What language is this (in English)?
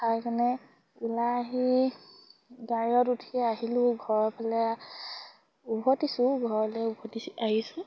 Assamese